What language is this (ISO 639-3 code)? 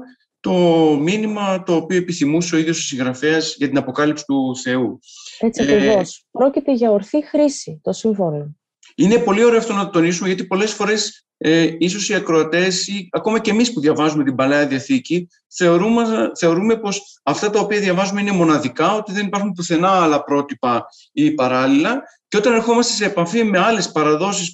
ell